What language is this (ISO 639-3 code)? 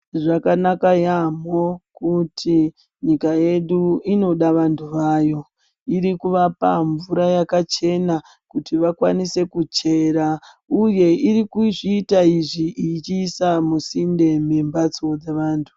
ndc